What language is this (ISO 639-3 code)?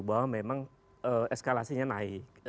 ind